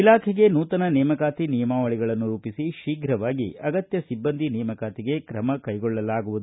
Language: Kannada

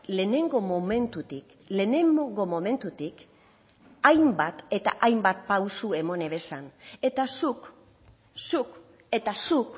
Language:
Basque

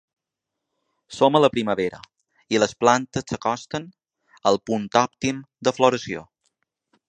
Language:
Catalan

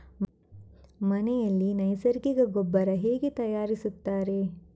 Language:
Kannada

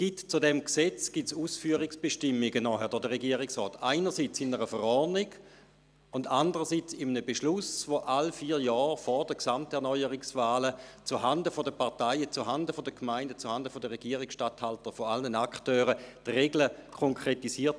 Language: Swiss German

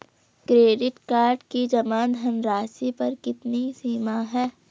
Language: Hindi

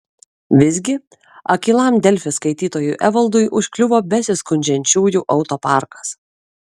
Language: Lithuanian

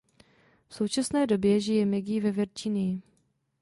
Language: Czech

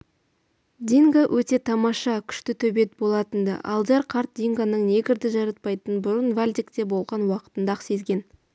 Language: Kazakh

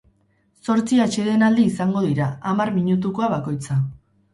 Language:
Basque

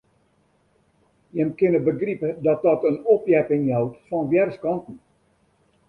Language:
Western Frisian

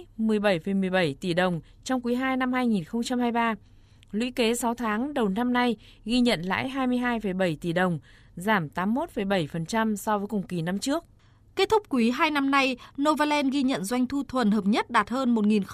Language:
Vietnamese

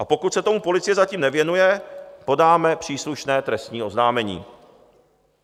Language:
Czech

